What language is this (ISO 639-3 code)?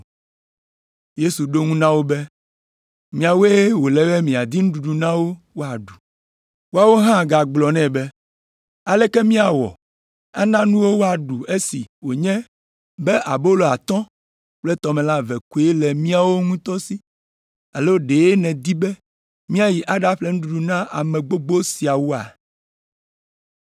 ewe